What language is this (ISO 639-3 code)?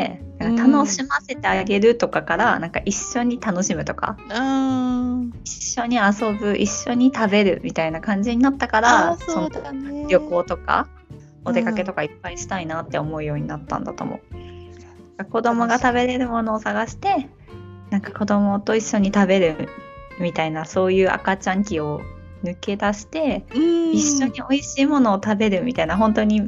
jpn